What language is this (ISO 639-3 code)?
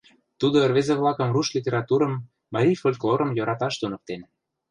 chm